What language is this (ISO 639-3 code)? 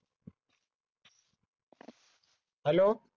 mar